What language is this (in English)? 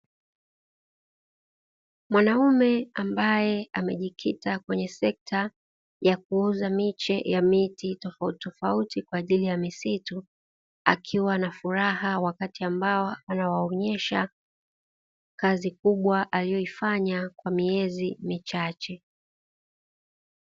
Swahili